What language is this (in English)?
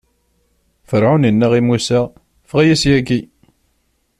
Kabyle